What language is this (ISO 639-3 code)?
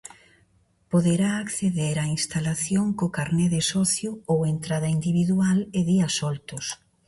glg